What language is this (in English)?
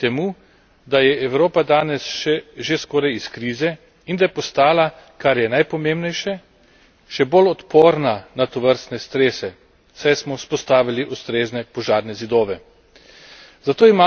Slovenian